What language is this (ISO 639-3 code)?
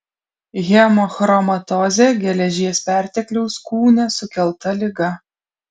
lit